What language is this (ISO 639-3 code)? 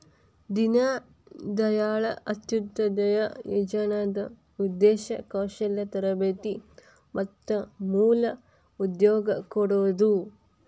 kan